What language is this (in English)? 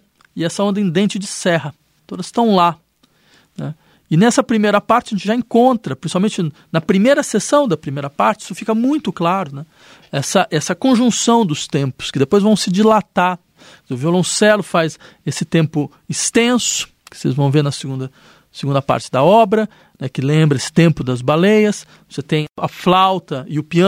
Portuguese